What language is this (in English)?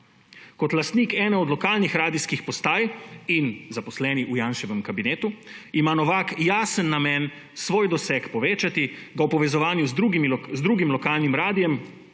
Slovenian